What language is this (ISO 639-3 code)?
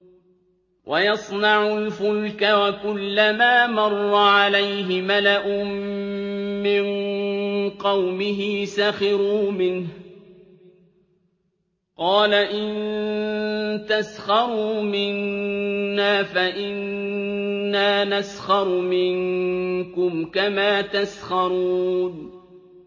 ara